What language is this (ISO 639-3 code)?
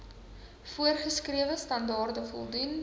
afr